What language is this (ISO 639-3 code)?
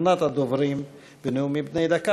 heb